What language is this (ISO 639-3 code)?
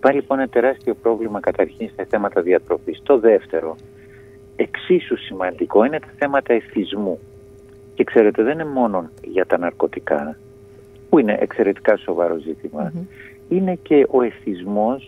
ell